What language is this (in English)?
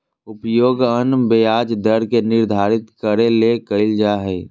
Magahi